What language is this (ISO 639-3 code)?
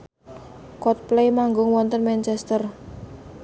jav